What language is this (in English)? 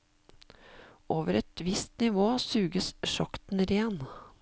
Norwegian